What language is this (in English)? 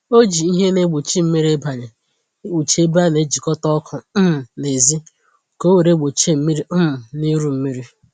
Igbo